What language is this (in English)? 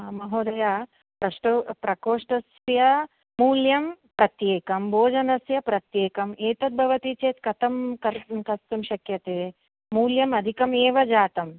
Sanskrit